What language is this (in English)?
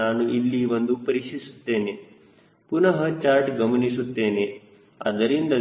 Kannada